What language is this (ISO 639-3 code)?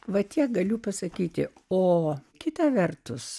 lit